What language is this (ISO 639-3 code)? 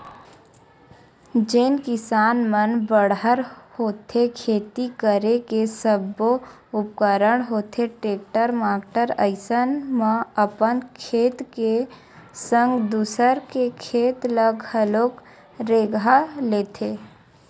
hne